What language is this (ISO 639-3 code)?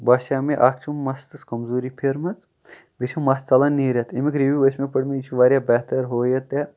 kas